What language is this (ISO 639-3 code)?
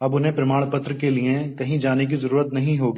hin